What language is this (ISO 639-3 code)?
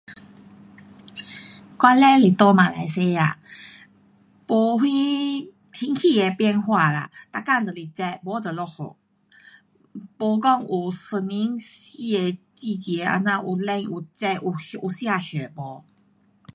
cpx